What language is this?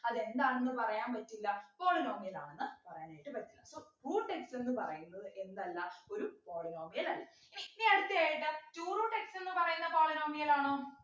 Malayalam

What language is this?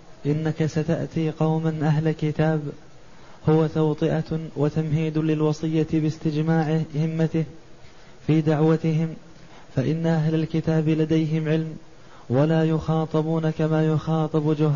Arabic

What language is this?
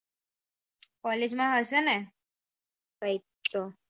Gujarati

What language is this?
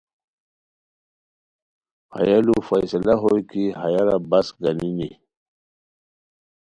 Khowar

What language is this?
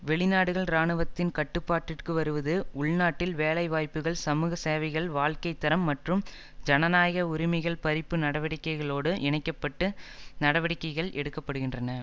Tamil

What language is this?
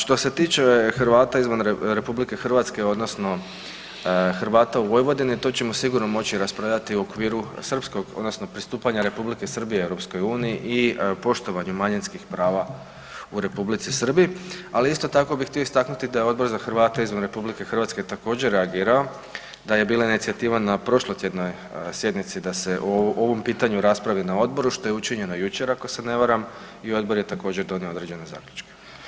Croatian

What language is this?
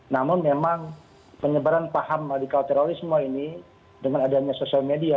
Indonesian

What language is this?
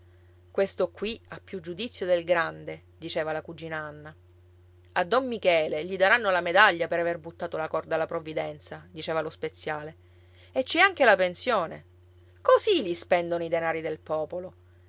Italian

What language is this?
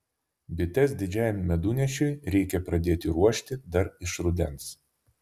Lithuanian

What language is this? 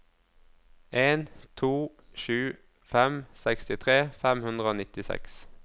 Norwegian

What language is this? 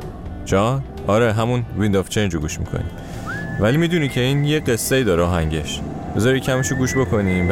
Persian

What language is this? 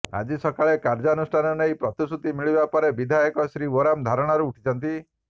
Odia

